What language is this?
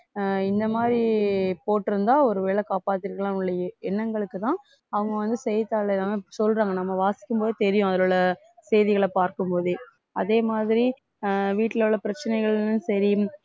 Tamil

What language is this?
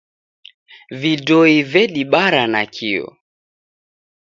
Taita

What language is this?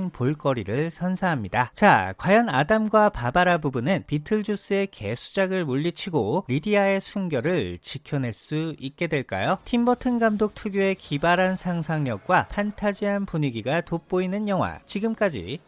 Korean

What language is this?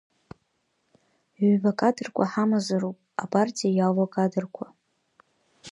Abkhazian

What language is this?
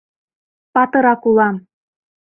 Mari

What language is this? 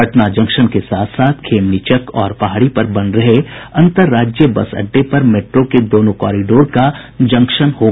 Hindi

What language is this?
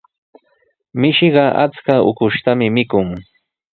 Sihuas Ancash Quechua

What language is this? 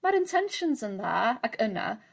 Welsh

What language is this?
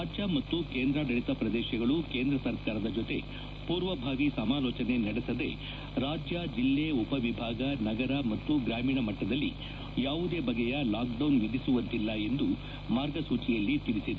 Kannada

